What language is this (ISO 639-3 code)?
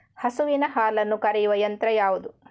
kan